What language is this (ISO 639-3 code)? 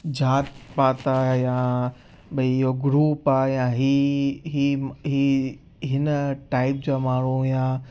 snd